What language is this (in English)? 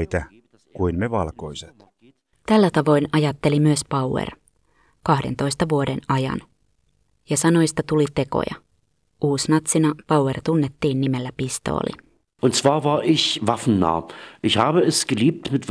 Finnish